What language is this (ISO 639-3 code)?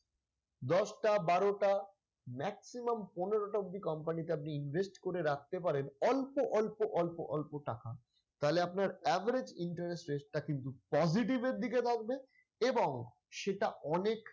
ben